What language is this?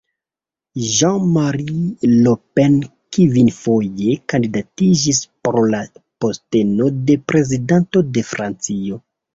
Esperanto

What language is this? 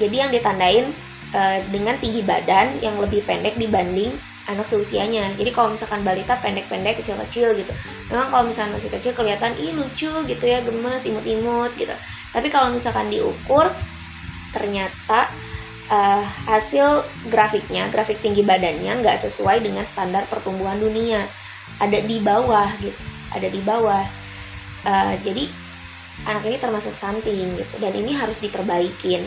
Indonesian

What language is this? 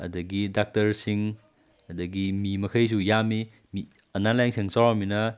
Manipuri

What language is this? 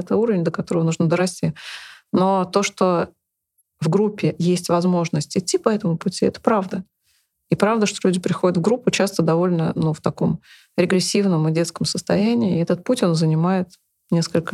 Russian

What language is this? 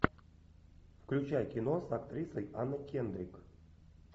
Russian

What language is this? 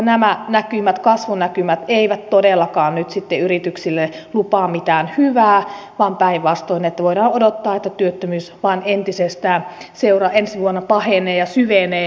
Finnish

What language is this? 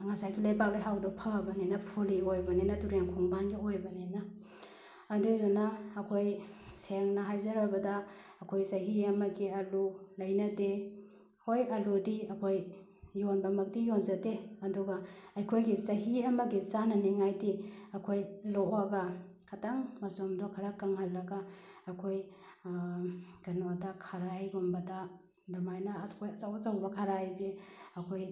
Manipuri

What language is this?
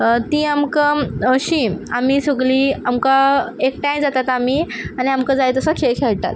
Konkani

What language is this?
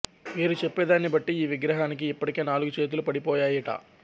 Telugu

